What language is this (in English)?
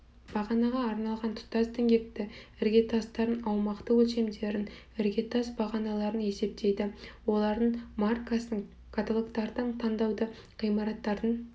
Kazakh